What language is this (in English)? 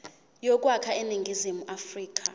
Zulu